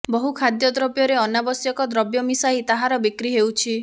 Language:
Odia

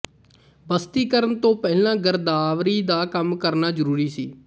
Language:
Punjabi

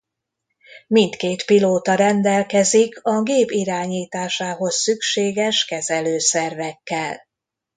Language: Hungarian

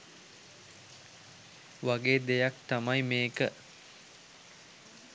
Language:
Sinhala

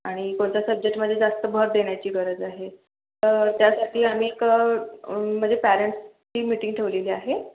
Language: Marathi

